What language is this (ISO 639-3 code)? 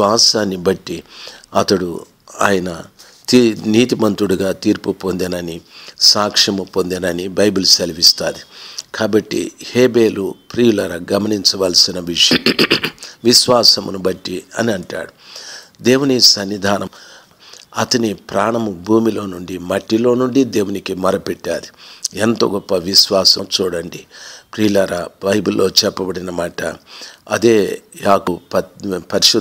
ron